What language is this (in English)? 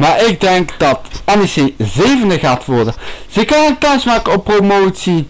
Dutch